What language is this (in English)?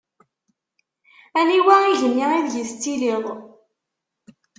Kabyle